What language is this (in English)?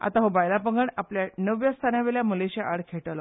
Konkani